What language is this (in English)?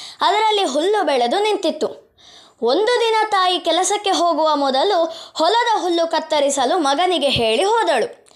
Kannada